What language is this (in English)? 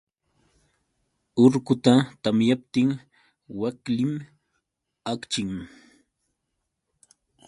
Yauyos Quechua